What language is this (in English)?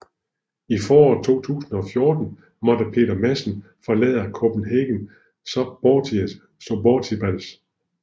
Danish